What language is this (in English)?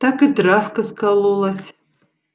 Russian